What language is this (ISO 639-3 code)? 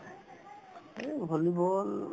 asm